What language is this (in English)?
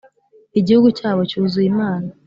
Kinyarwanda